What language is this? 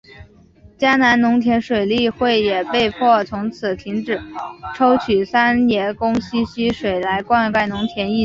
Chinese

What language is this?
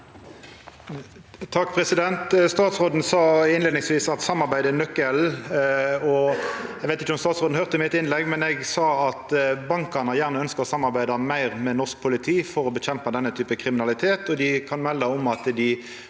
Norwegian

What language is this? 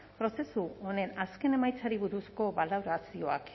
Basque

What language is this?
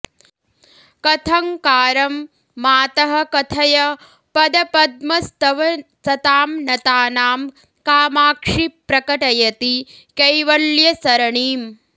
Sanskrit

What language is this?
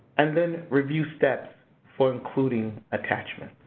English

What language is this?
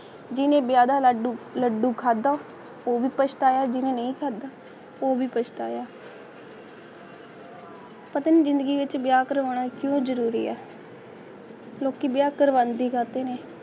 Punjabi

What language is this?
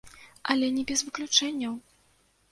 Belarusian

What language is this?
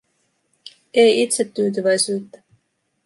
Finnish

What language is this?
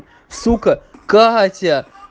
Russian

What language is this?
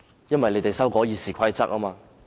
Cantonese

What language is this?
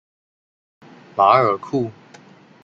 Chinese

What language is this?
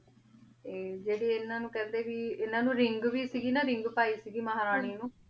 Punjabi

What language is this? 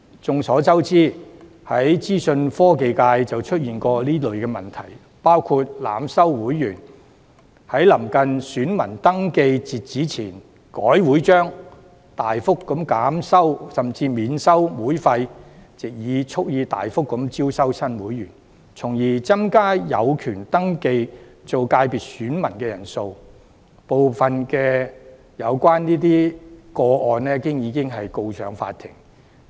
Cantonese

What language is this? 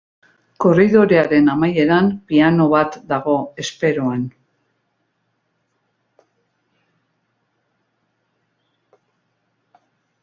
Basque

